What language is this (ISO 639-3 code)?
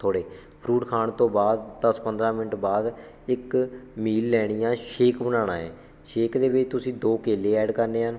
pan